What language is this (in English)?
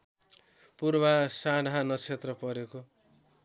Nepali